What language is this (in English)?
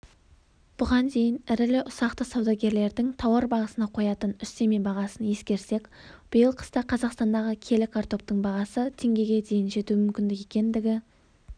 Kazakh